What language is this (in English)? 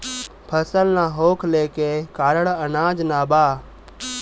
Bhojpuri